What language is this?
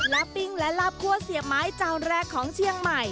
Thai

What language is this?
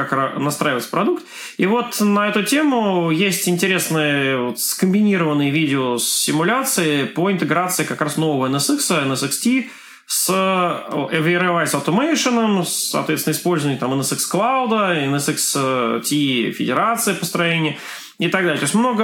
Russian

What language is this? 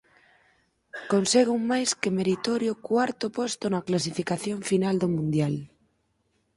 Galician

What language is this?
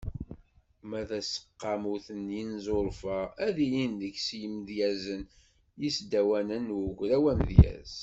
Kabyle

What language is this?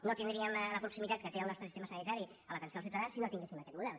Catalan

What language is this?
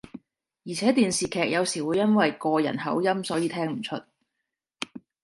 Cantonese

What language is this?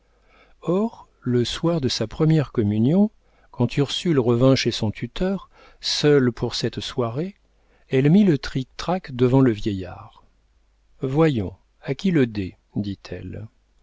French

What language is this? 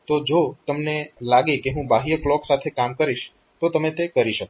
Gujarati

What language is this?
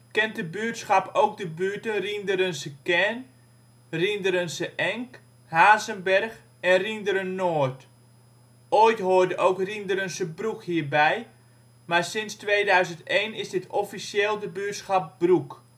Dutch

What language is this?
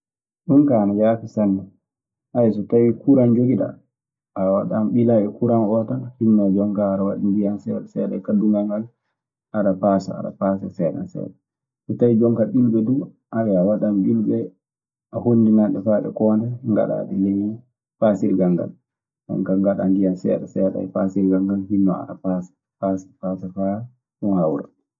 Maasina Fulfulde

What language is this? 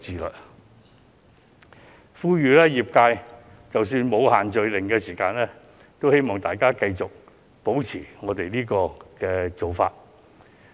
Cantonese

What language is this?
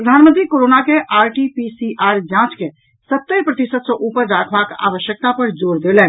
Maithili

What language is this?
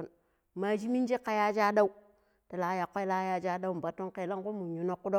Pero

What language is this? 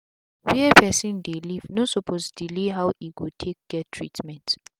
Nigerian Pidgin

